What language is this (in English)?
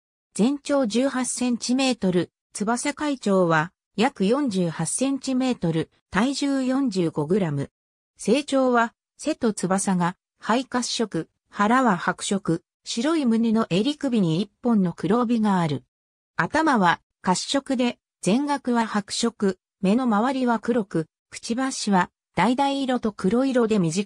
Japanese